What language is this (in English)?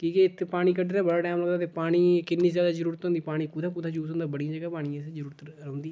Dogri